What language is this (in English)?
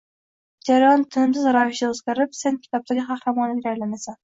Uzbek